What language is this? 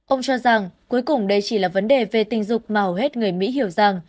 Vietnamese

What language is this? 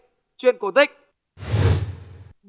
Vietnamese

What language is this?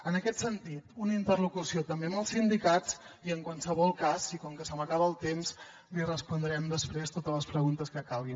Catalan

